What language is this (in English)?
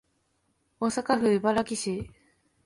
Japanese